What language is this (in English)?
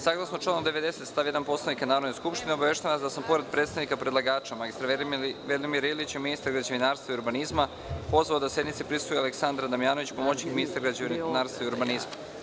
Serbian